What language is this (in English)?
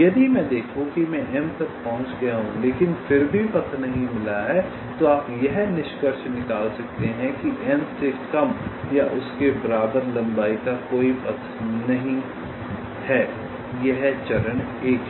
Hindi